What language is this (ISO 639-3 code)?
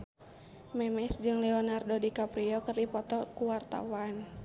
sun